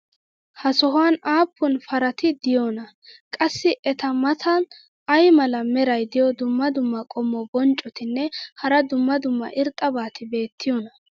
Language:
Wolaytta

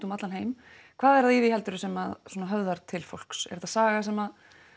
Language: Icelandic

